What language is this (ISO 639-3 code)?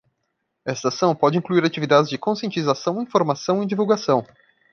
por